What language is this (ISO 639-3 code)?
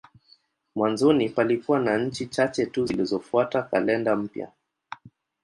swa